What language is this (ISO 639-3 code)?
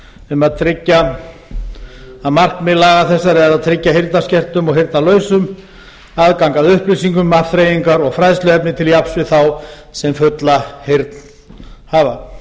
isl